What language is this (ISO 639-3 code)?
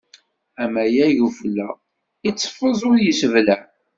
kab